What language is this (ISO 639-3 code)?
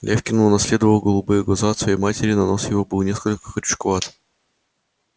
rus